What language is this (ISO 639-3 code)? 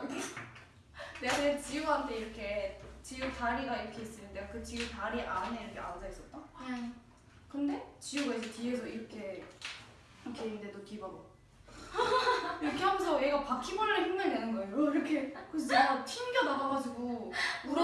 kor